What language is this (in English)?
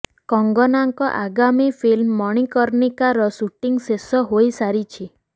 Odia